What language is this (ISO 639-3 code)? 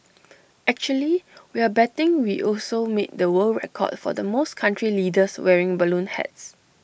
eng